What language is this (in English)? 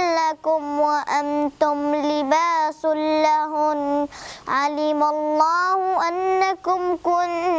Arabic